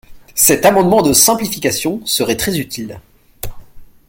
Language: French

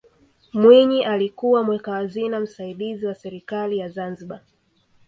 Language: Swahili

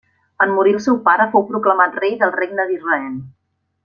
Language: Catalan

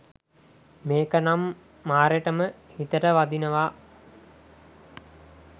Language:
Sinhala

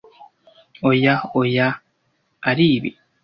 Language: Kinyarwanda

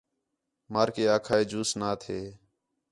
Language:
Khetrani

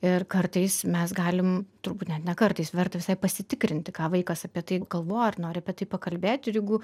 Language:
Lithuanian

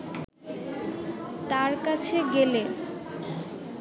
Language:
Bangla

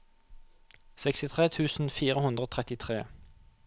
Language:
Norwegian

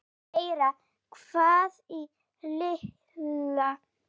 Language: Icelandic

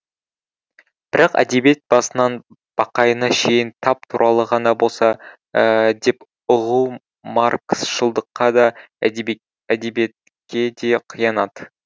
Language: Kazakh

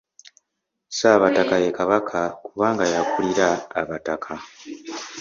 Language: Ganda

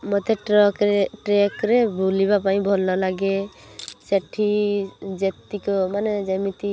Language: Odia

